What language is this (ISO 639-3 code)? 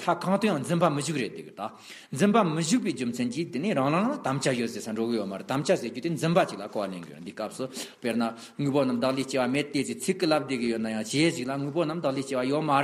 ron